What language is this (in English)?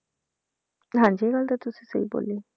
Punjabi